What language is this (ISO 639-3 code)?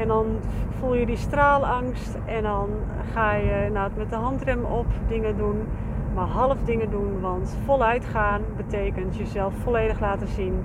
nld